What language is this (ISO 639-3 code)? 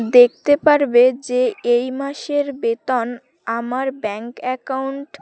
ben